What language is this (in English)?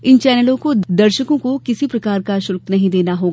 Hindi